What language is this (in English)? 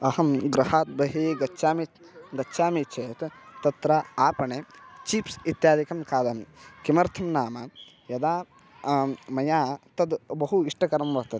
Sanskrit